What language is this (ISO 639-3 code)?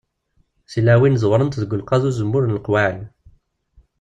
kab